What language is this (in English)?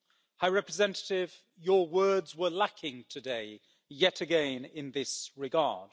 English